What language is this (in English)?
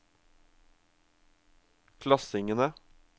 Norwegian